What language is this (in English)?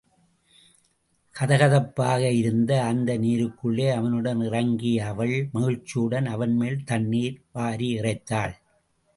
Tamil